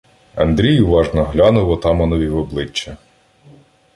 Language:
Ukrainian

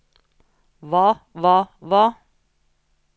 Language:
Norwegian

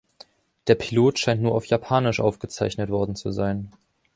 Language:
German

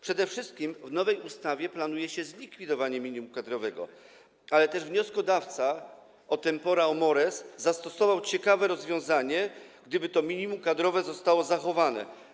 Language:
Polish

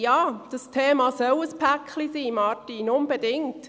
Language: Swiss German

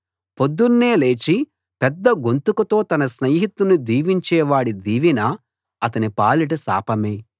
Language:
Telugu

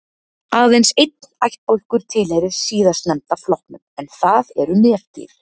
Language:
Icelandic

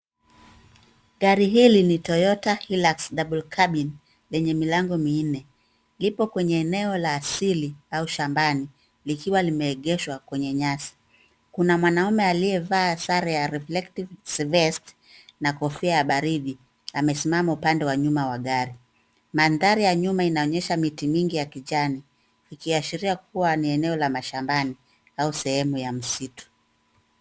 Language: Swahili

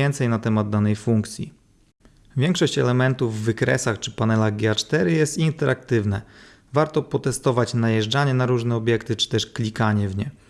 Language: Polish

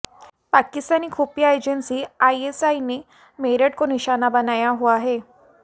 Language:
Hindi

